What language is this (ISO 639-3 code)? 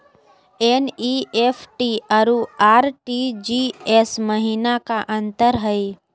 mag